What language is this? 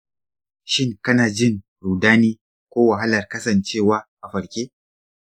Hausa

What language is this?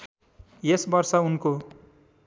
Nepali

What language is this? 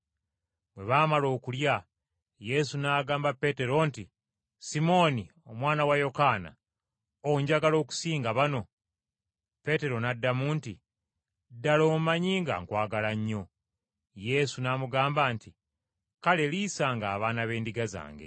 Ganda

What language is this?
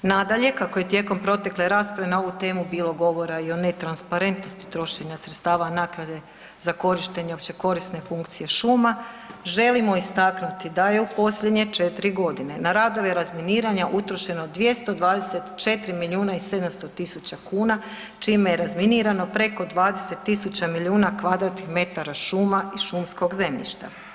Croatian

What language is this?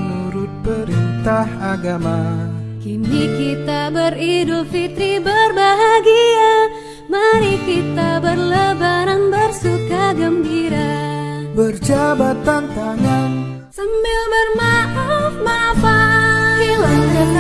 Indonesian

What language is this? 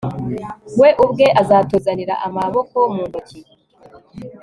Kinyarwanda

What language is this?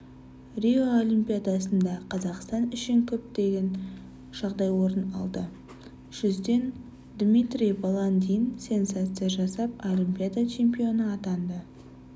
Kazakh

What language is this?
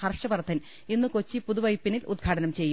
Malayalam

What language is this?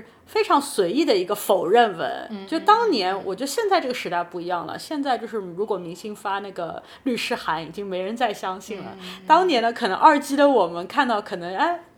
Chinese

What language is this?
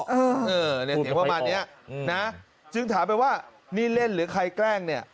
Thai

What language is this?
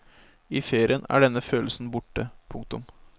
Norwegian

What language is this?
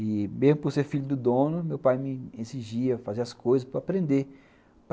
Portuguese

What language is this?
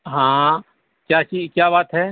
Urdu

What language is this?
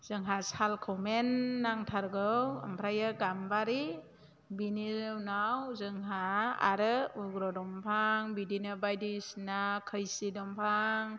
Bodo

